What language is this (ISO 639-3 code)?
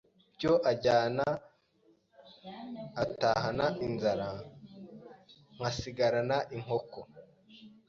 kin